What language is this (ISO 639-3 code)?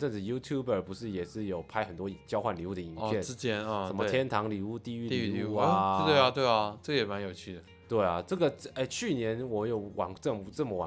zho